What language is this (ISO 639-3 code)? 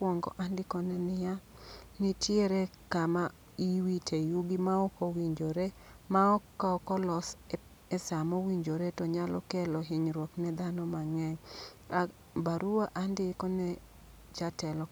luo